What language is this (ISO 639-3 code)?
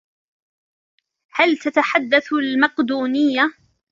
ara